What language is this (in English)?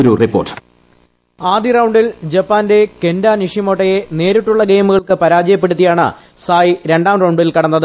Malayalam